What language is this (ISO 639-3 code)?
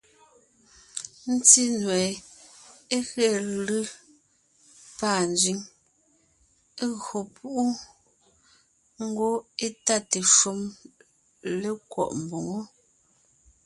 nnh